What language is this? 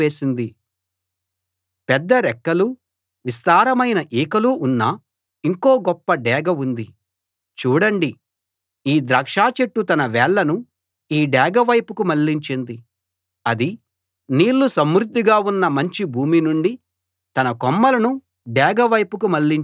Telugu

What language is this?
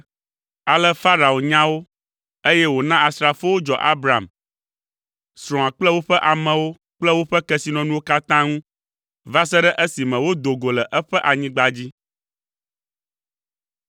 Ewe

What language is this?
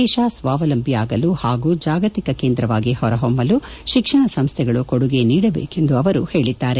Kannada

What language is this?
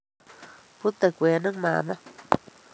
Kalenjin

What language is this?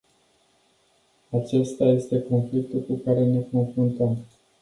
Romanian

